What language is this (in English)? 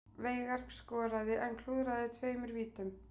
Icelandic